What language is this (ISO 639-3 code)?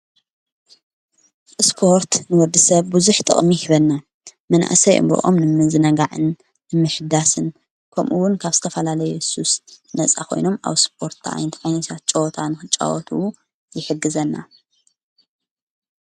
tir